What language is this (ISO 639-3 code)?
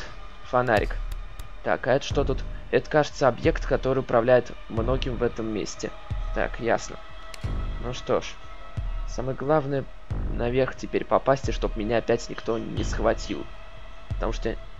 rus